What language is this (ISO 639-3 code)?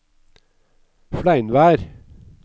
nor